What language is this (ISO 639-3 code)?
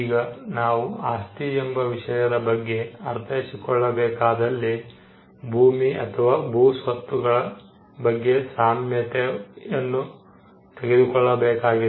kan